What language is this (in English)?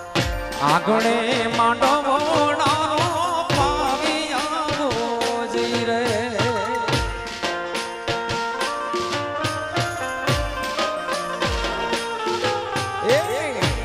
Hindi